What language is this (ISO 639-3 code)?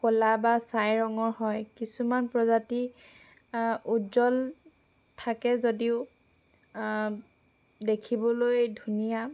asm